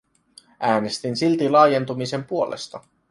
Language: Finnish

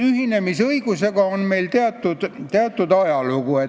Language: Estonian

